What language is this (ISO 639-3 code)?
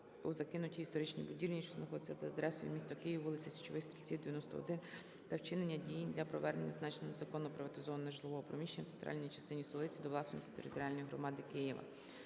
ukr